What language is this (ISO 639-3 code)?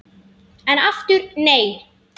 isl